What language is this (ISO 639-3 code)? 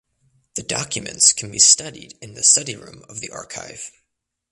eng